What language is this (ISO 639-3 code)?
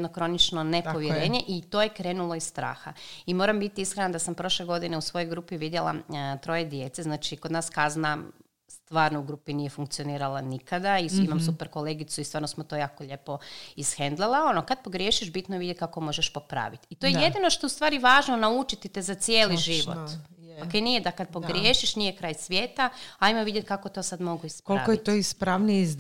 hrv